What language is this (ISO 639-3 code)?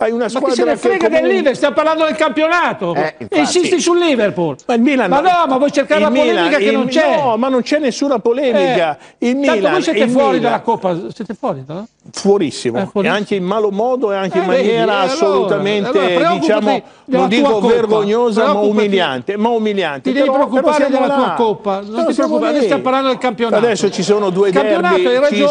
ita